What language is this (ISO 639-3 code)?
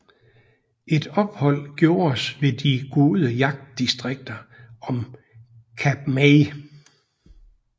dan